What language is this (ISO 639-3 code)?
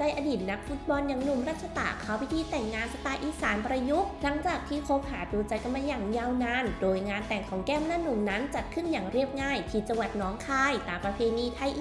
tha